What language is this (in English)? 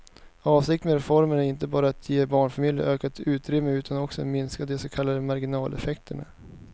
Swedish